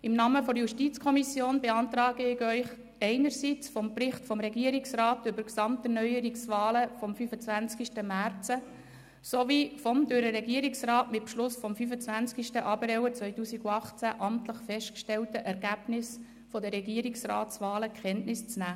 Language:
Swiss German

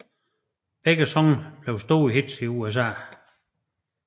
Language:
Danish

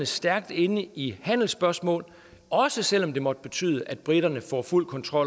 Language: Danish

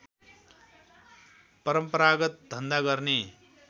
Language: Nepali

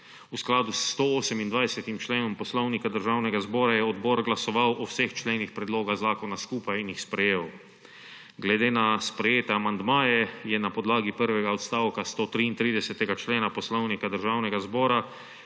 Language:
Slovenian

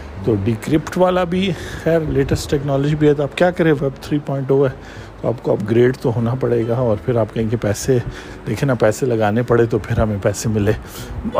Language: Urdu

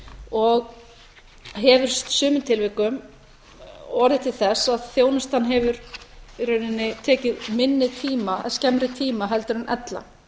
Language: Icelandic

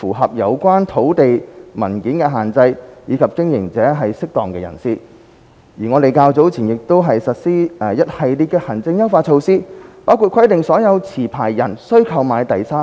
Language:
Cantonese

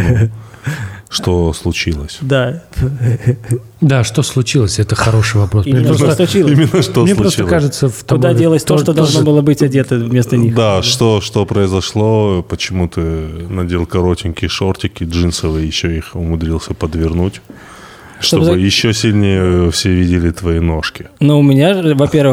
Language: Russian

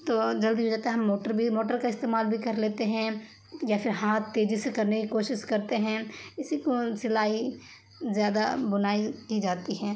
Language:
Urdu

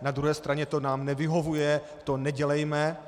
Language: Czech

